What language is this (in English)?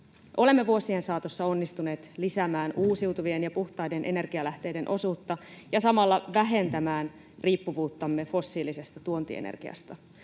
Finnish